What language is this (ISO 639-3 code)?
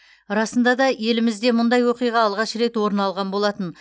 kaz